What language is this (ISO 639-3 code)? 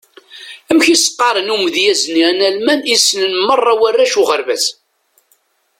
kab